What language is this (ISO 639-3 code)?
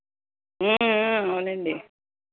tel